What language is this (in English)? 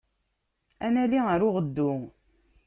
Kabyle